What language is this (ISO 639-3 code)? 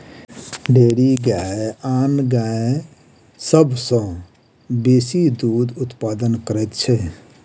mai